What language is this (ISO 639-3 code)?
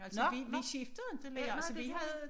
dan